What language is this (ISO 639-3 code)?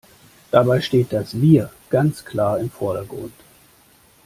deu